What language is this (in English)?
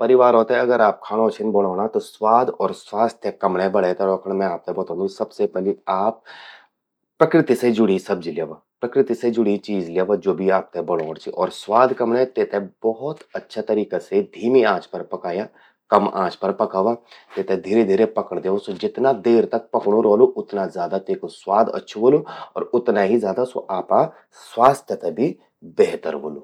Garhwali